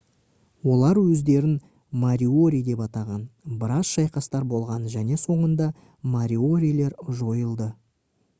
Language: Kazakh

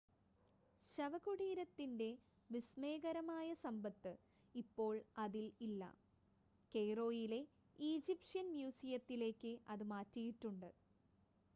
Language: Malayalam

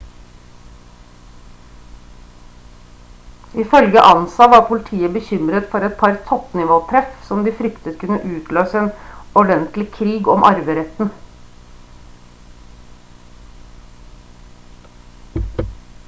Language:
Norwegian Bokmål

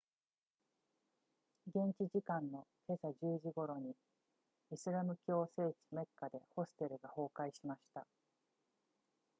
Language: Japanese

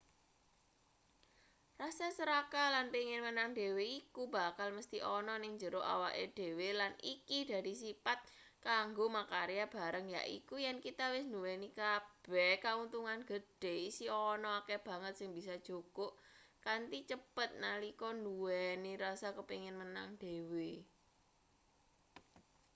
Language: Javanese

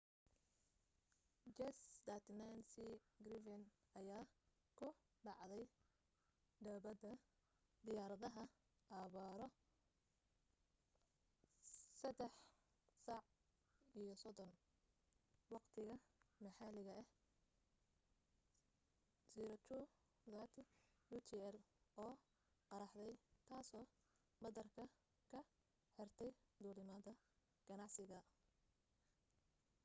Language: Somali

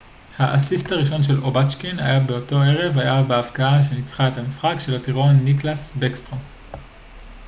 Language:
Hebrew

